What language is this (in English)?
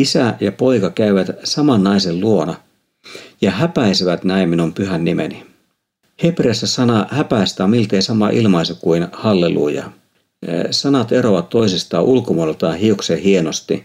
Finnish